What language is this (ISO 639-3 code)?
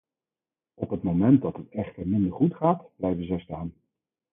nld